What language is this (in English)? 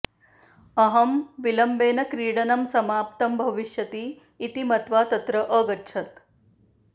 Sanskrit